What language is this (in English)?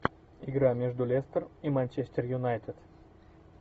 Russian